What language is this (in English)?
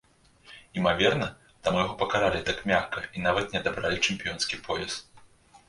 Belarusian